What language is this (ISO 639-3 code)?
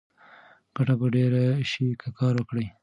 pus